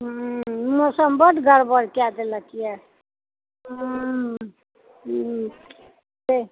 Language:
Maithili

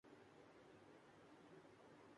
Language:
Urdu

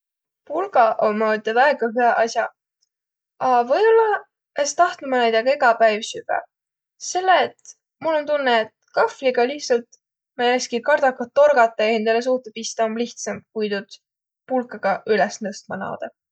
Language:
Võro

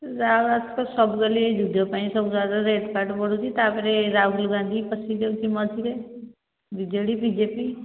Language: Odia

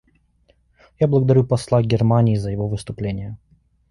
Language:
Russian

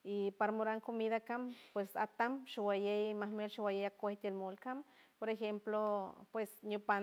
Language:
San Francisco Del Mar Huave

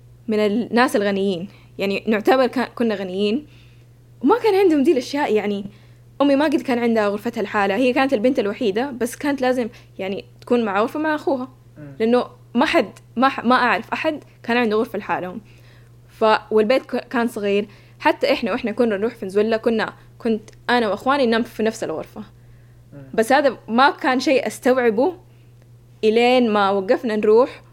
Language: Arabic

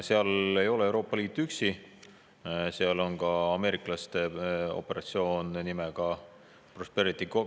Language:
Estonian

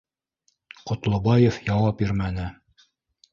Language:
Bashkir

